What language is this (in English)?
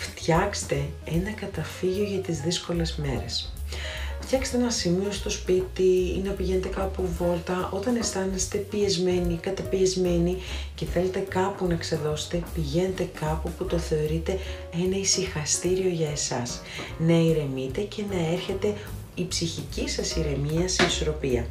Greek